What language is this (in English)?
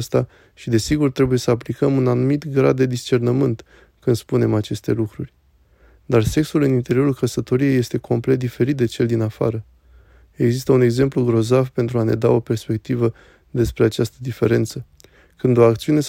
Romanian